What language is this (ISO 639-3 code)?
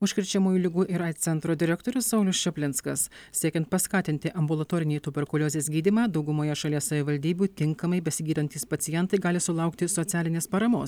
lit